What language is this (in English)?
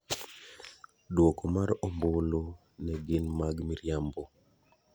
Luo (Kenya and Tanzania)